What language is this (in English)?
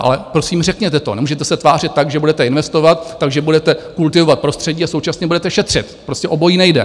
Czech